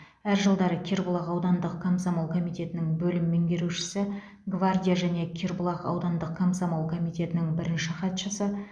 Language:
Kazakh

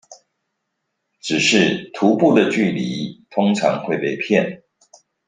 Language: Chinese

